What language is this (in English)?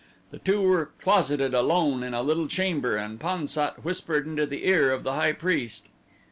English